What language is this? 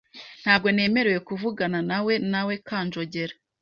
Kinyarwanda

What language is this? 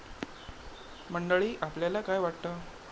Marathi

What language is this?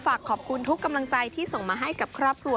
Thai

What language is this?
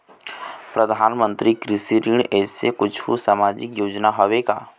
Chhattisgarhi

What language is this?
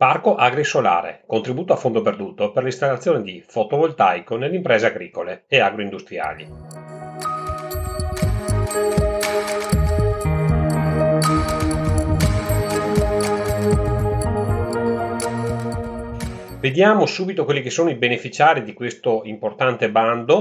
Italian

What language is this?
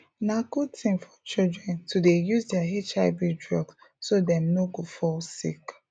Nigerian Pidgin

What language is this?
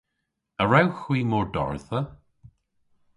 Cornish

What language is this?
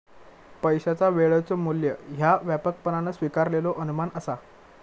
Marathi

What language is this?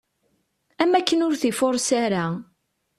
Kabyle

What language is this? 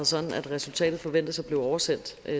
Danish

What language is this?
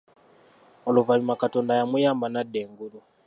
Ganda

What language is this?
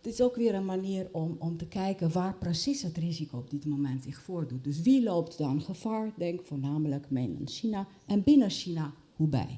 Dutch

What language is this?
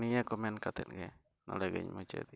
Santali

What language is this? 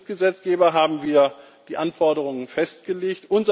German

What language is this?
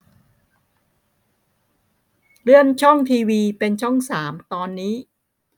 Thai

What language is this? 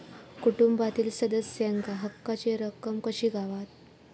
Marathi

